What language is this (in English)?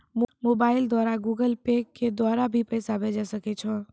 Maithili